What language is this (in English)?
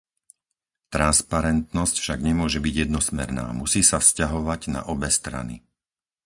Slovak